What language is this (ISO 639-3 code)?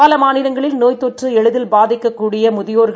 tam